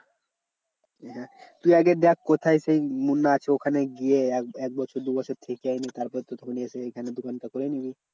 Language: Bangla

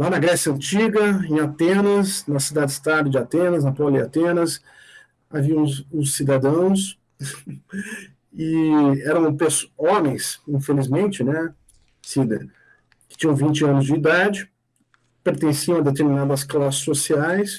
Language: Portuguese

